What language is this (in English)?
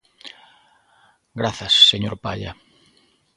Galician